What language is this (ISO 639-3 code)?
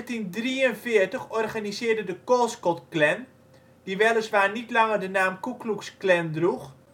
nld